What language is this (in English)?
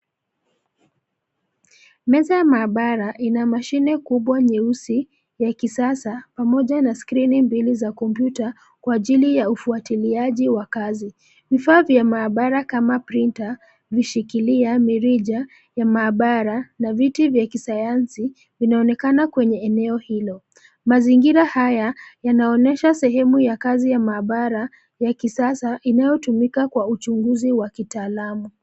Swahili